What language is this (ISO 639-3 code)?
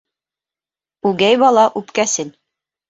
bak